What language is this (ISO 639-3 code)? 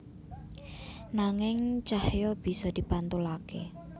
jav